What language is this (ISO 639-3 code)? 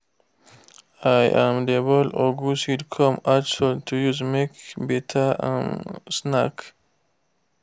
pcm